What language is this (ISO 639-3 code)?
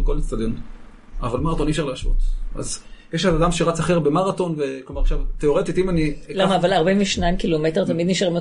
heb